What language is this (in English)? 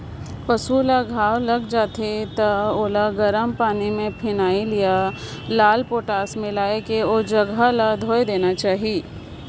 Chhattisgarhi